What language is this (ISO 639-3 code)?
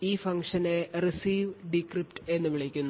mal